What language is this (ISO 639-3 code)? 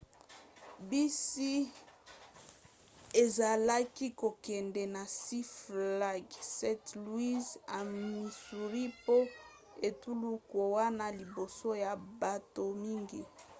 lin